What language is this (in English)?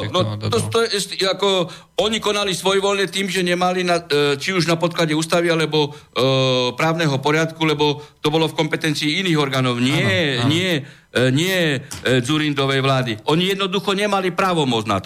Slovak